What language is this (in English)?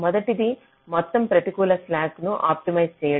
Telugu